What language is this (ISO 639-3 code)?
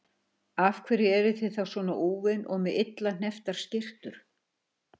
isl